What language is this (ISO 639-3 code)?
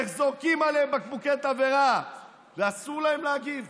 heb